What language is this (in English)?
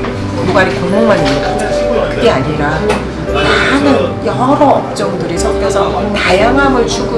Korean